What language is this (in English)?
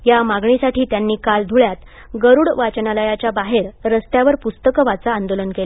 Marathi